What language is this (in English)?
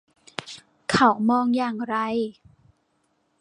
Thai